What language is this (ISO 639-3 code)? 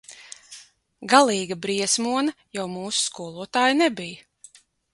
lav